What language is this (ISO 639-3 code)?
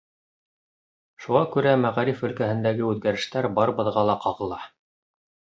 bak